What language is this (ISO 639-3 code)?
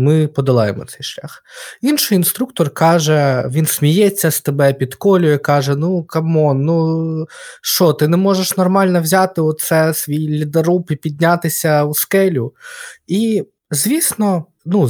ukr